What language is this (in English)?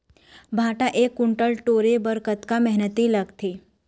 Chhattisgarhi